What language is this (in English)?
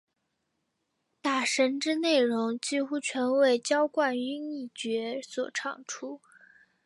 Chinese